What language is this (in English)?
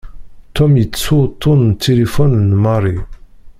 Kabyle